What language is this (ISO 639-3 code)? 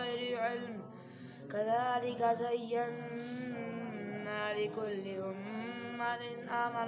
ara